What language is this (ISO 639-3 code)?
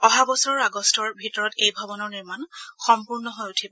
asm